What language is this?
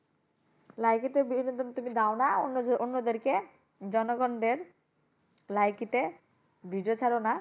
Bangla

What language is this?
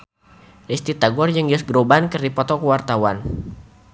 Sundanese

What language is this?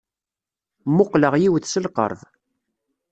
Kabyle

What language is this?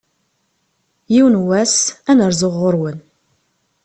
Kabyle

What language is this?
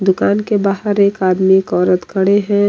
Hindi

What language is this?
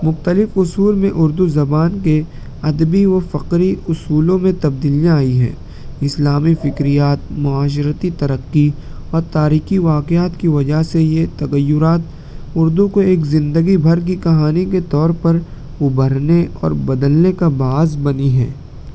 Urdu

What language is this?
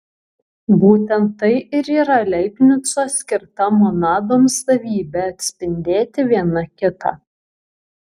Lithuanian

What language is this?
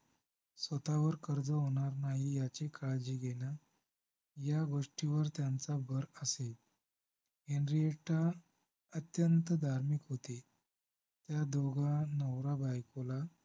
Marathi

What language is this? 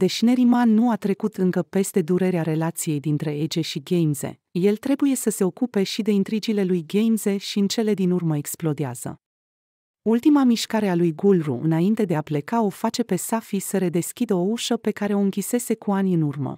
Romanian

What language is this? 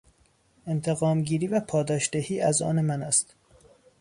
Persian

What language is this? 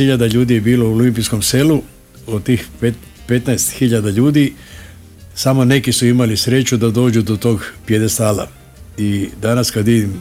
Croatian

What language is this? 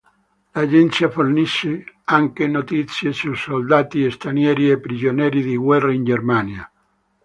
Italian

